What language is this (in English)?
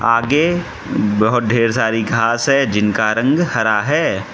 Hindi